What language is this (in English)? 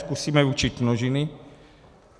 Czech